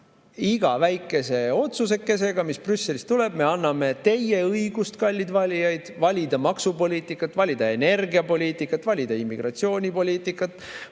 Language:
Estonian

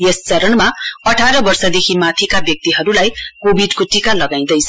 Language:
Nepali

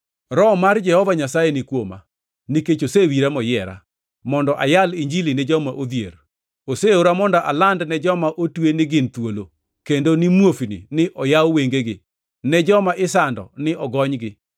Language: Luo (Kenya and Tanzania)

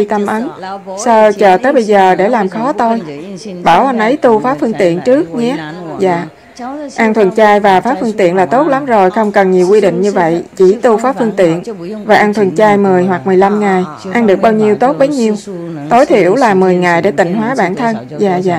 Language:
Vietnamese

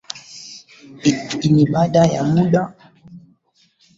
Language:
Swahili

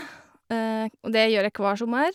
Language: Norwegian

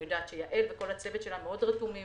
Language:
Hebrew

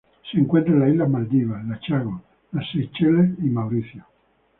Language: Spanish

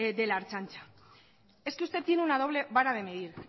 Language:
Spanish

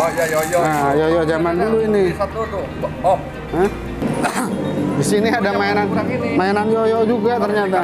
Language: Indonesian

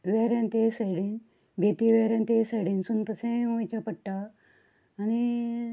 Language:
Konkani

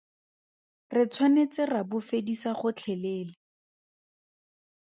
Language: Tswana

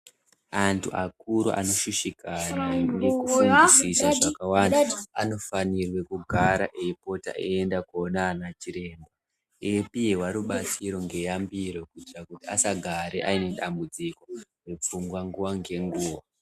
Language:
Ndau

